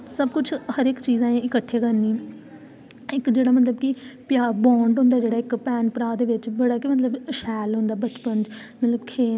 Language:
Dogri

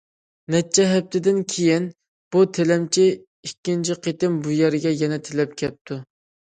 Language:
Uyghur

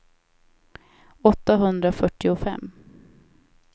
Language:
Swedish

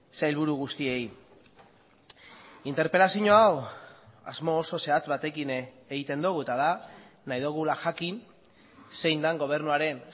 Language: Basque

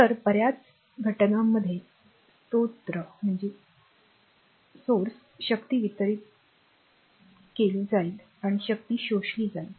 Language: Marathi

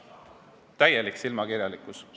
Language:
Estonian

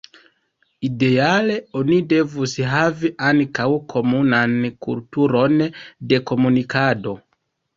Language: Esperanto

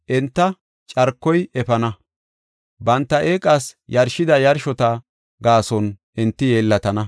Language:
Gofa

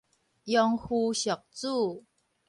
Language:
Min Nan Chinese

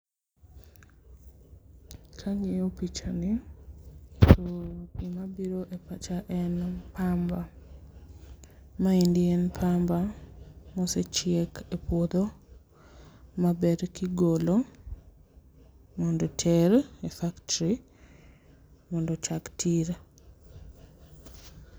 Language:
Luo (Kenya and Tanzania)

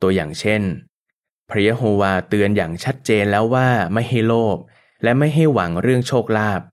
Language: Thai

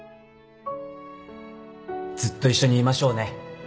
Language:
Japanese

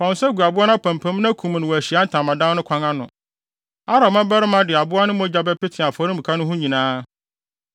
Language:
Akan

